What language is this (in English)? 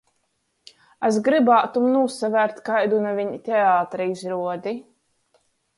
Latgalian